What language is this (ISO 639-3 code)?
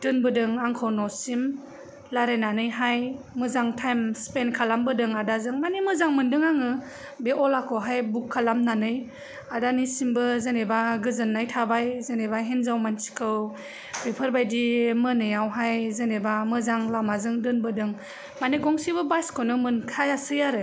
brx